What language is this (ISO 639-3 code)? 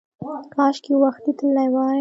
pus